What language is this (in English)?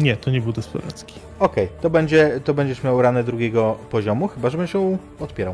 Polish